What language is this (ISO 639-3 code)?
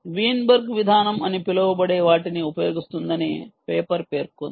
tel